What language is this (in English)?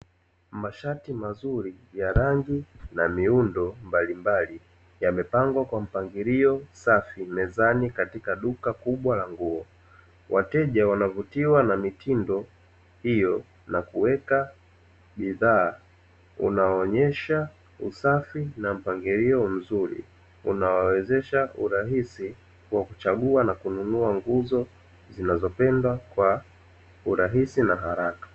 Swahili